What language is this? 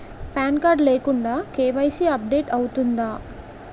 Telugu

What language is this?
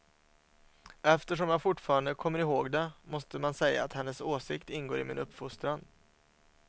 Swedish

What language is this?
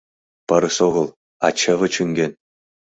Mari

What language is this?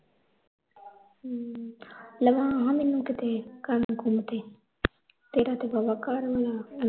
Punjabi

